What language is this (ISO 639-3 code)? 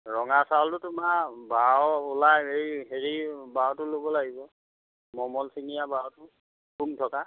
asm